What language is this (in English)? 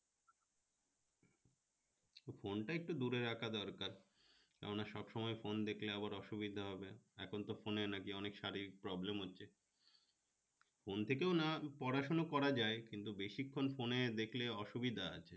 Bangla